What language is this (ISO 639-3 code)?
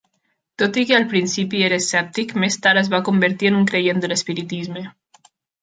cat